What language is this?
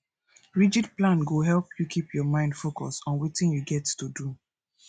Nigerian Pidgin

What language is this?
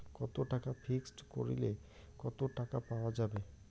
Bangla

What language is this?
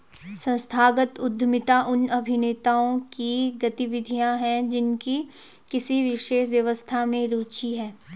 Hindi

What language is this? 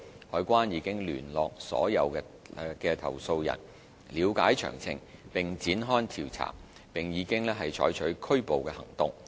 Cantonese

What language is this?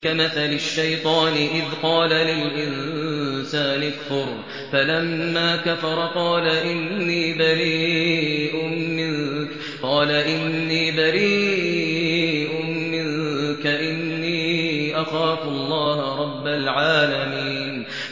Arabic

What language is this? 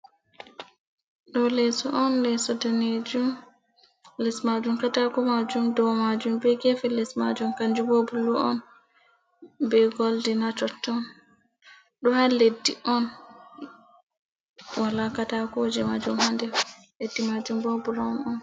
Fula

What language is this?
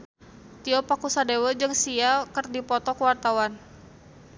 Sundanese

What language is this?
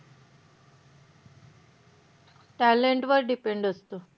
Marathi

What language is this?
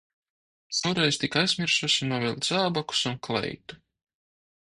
Latvian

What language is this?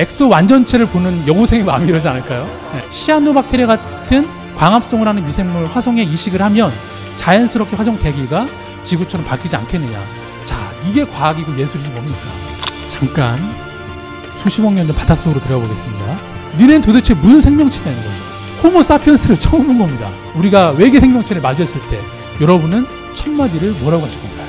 Korean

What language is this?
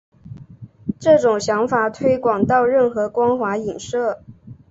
Chinese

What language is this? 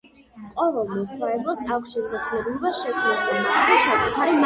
Georgian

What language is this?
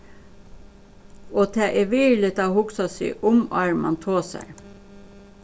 Faroese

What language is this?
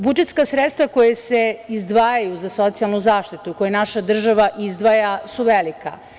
Serbian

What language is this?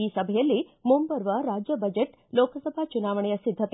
Kannada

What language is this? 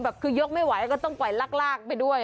Thai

